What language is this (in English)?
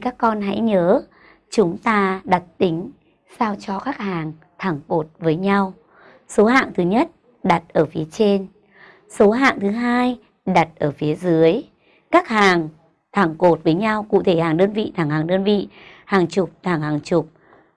Vietnamese